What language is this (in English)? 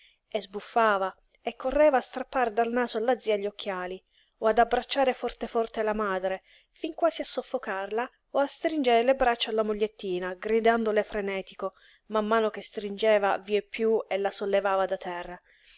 Italian